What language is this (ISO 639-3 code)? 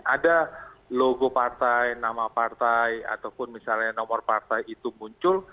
ind